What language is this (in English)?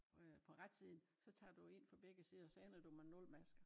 Danish